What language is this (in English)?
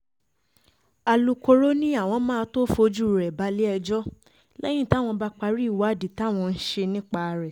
Yoruba